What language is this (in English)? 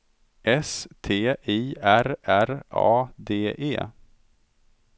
Swedish